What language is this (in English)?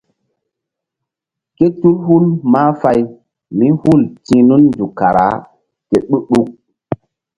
Mbum